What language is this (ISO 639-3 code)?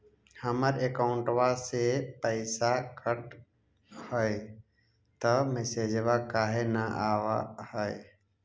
mag